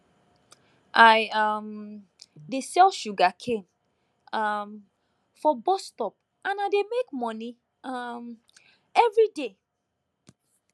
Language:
Nigerian Pidgin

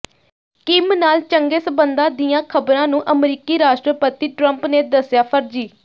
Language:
Punjabi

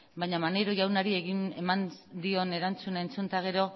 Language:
Basque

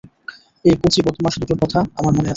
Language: Bangla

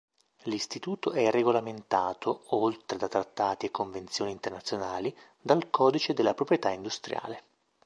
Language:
Italian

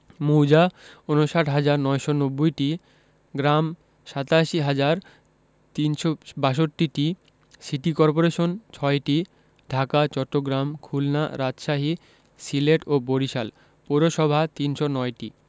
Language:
Bangla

